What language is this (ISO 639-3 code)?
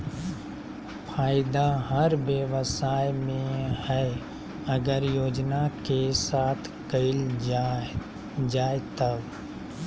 mag